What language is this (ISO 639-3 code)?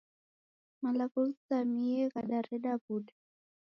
dav